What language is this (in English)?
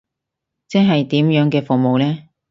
Cantonese